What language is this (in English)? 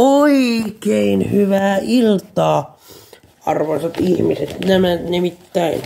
Finnish